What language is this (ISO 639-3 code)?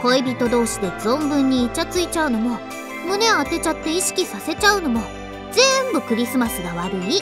jpn